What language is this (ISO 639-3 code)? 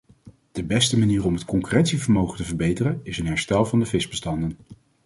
nld